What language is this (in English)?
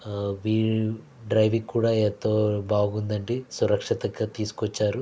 Telugu